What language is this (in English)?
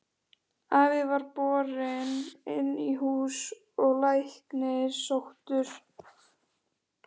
Icelandic